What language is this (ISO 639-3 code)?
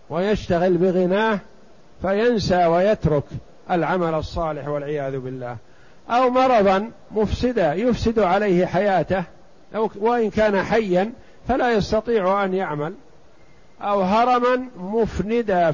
ara